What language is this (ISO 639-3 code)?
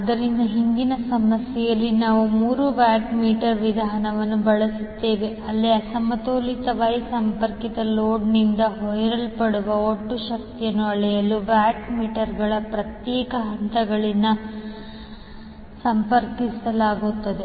kan